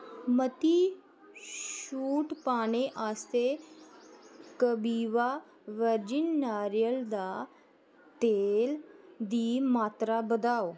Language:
Dogri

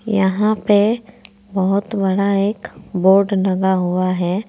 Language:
Hindi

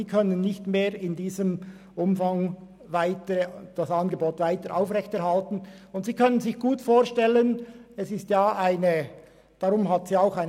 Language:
Swiss German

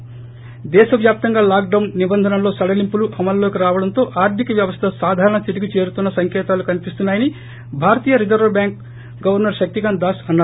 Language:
Telugu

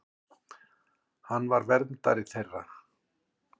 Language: Icelandic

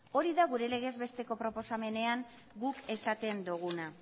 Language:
Basque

